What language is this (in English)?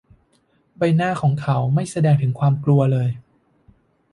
Thai